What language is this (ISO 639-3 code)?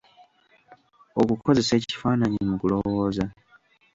lug